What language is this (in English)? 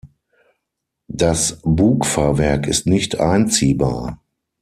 German